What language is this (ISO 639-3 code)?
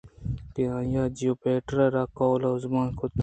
bgp